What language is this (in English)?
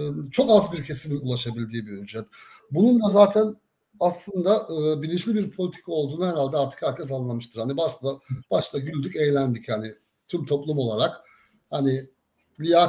Turkish